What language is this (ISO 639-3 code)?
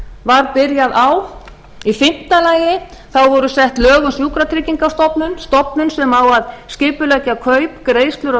isl